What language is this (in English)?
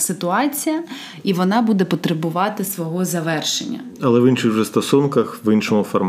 Ukrainian